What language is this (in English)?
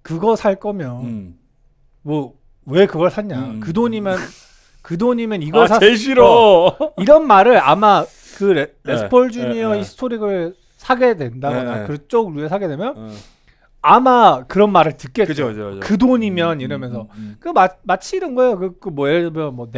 Korean